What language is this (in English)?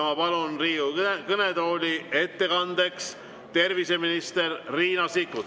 Estonian